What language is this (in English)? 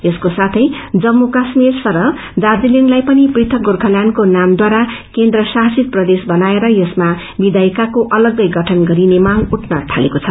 Nepali